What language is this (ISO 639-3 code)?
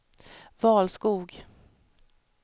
swe